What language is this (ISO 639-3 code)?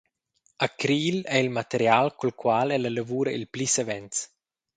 roh